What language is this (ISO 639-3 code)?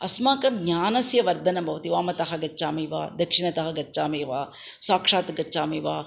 san